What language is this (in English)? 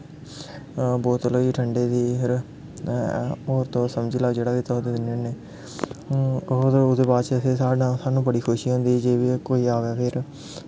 Dogri